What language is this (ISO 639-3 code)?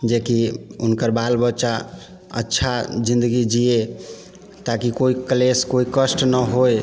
mai